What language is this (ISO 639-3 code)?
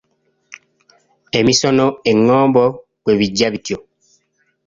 lug